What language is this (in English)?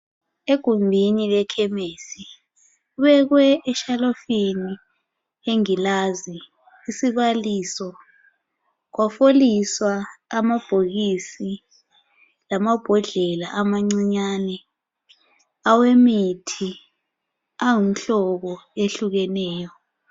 North Ndebele